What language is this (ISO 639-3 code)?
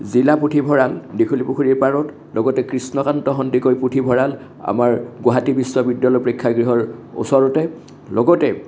asm